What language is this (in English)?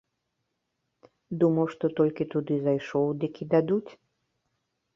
Belarusian